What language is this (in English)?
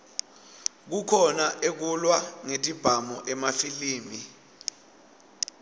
Swati